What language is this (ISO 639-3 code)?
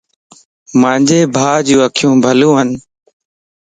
lss